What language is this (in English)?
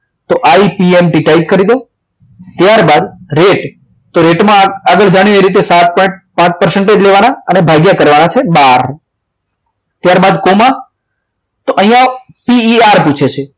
Gujarati